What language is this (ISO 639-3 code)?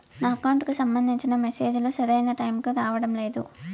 tel